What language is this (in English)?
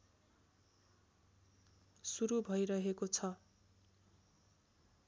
Nepali